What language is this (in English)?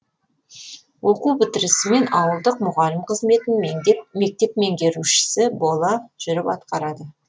Kazakh